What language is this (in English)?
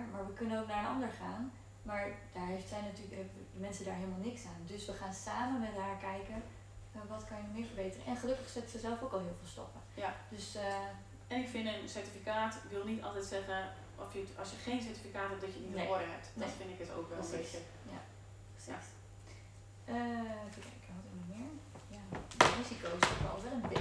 Dutch